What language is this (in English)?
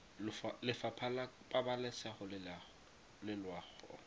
Tswana